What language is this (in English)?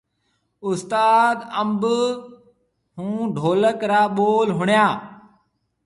Marwari (Pakistan)